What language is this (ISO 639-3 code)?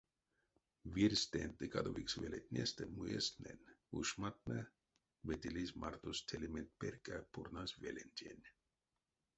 myv